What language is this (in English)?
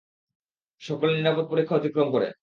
Bangla